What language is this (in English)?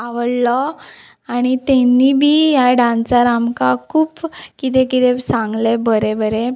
Konkani